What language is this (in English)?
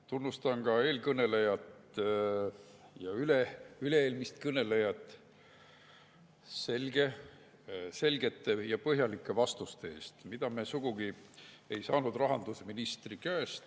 Estonian